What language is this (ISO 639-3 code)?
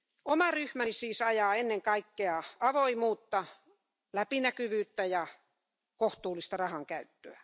fin